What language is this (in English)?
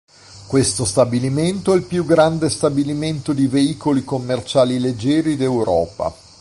Italian